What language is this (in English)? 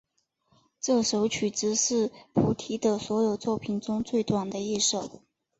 Chinese